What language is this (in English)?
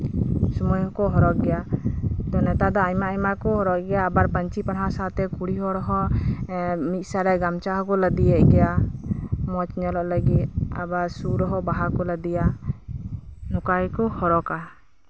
Santali